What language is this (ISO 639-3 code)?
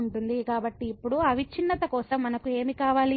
tel